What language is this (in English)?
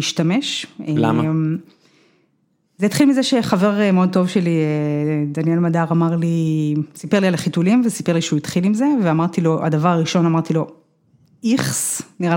Hebrew